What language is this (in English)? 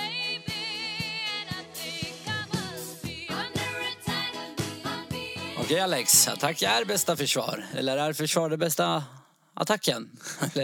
Swedish